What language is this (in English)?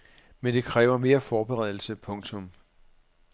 Danish